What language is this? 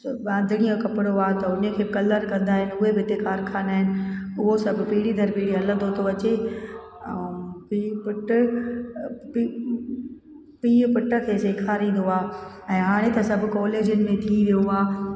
Sindhi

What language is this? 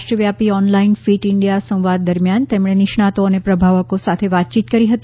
Gujarati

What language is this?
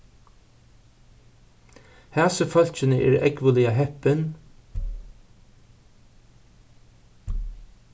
Faroese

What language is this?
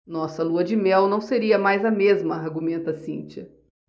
Portuguese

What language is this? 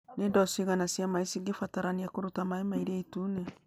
Kikuyu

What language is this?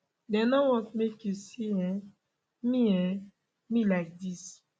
Nigerian Pidgin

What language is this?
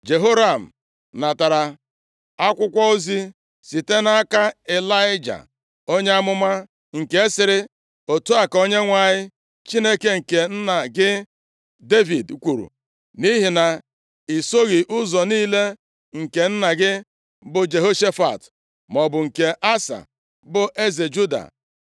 Igbo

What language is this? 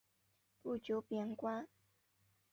Chinese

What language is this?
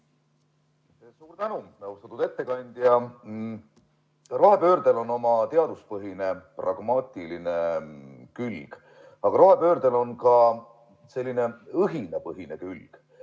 Estonian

